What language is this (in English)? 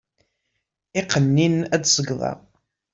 Kabyle